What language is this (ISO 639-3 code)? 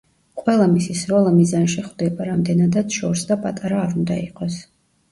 kat